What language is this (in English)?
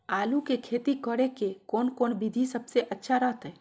Magahi